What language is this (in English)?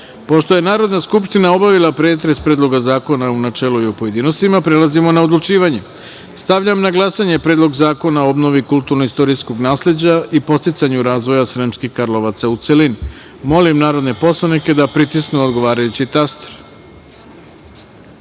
Serbian